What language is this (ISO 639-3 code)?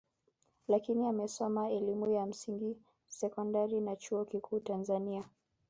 swa